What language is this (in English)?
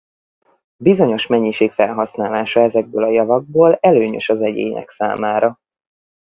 Hungarian